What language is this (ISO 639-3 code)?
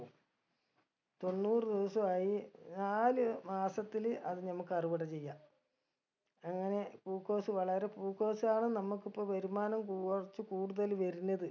mal